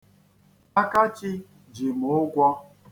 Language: Igbo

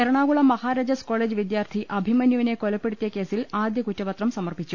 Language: Malayalam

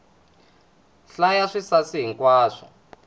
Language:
Tsonga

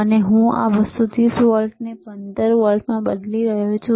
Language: Gujarati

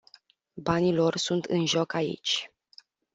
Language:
Romanian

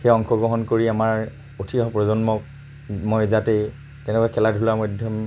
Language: Assamese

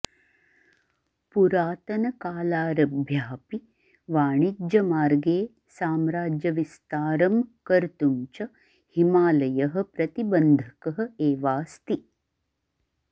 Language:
Sanskrit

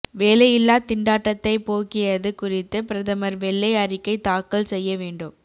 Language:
Tamil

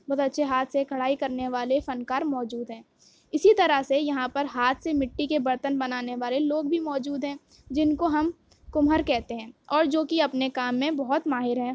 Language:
Urdu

